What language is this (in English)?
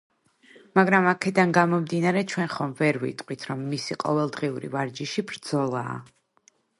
Georgian